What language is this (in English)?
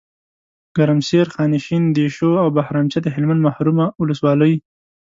Pashto